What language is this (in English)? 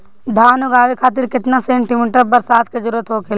Bhojpuri